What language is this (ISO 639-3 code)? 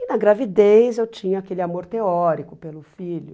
por